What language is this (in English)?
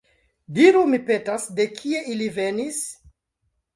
Esperanto